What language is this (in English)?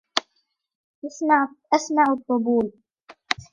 Arabic